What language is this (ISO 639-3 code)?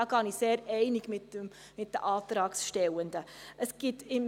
gsw